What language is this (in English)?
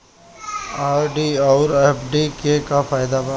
Bhojpuri